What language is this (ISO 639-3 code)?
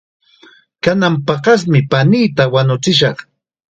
qxa